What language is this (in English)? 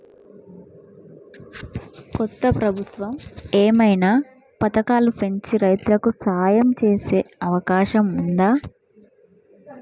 Telugu